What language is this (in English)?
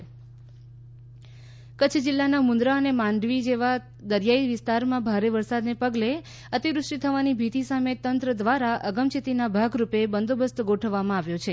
Gujarati